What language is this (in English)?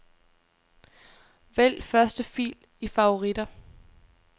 Danish